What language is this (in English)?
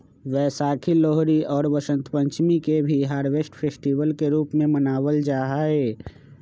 Magahi